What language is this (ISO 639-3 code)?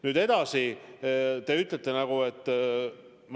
est